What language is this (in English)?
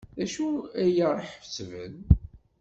Kabyle